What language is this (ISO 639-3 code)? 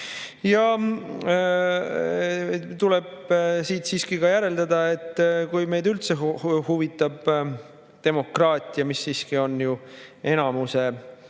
est